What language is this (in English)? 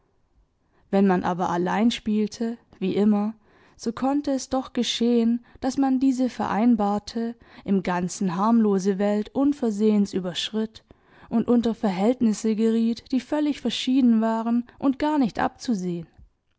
German